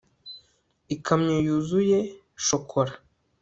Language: Kinyarwanda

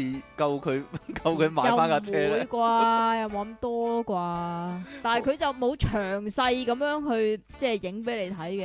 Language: Chinese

